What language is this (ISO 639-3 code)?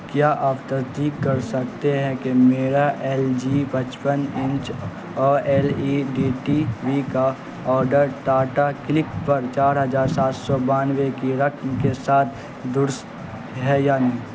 urd